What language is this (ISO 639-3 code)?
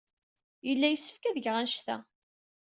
kab